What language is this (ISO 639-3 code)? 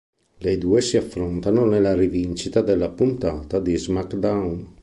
ita